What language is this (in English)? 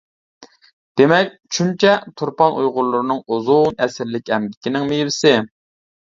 Uyghur